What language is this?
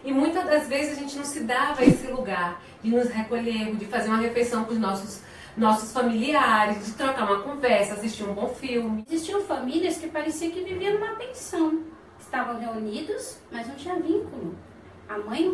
Portuguese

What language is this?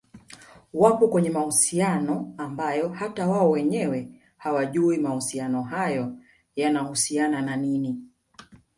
Swahili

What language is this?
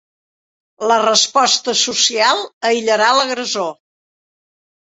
Catalan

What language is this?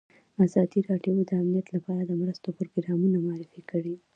Pashto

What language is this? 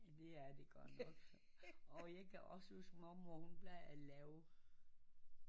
Danish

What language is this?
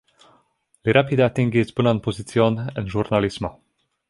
Esperanto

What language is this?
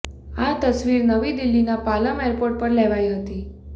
Gujarati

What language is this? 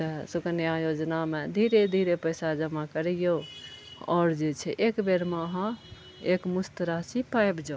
Maithili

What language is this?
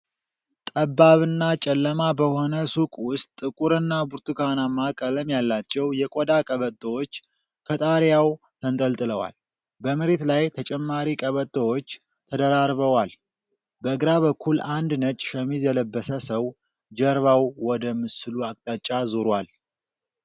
Amharic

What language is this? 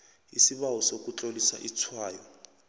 South Ndebele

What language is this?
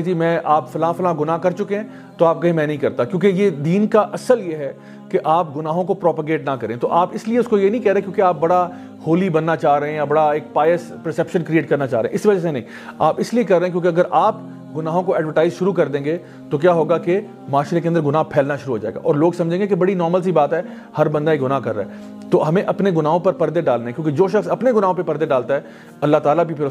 Urdu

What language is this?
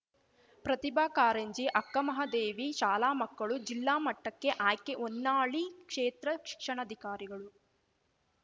Kannada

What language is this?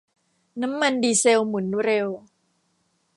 Thai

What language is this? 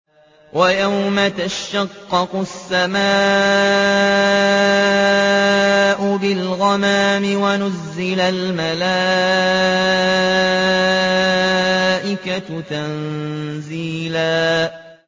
Arabic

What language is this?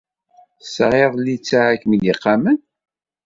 Kabyle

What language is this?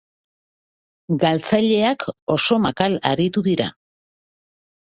Basque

